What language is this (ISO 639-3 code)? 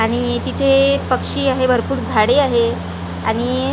mar